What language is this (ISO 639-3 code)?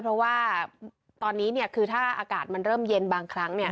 tha